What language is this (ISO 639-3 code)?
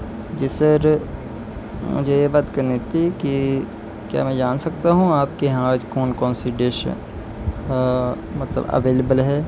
urd